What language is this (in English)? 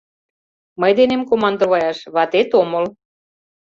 Mari